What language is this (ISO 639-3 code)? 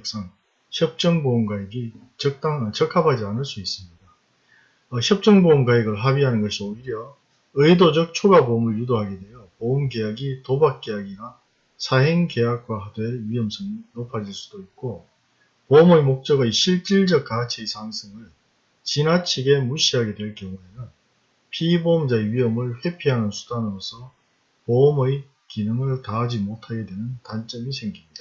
kor